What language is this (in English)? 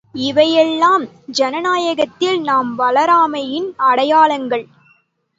Tamil